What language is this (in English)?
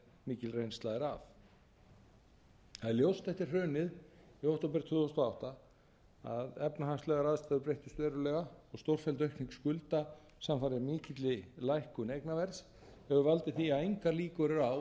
Icelandic